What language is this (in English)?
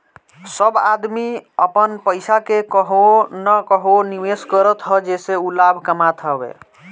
Bhojpuri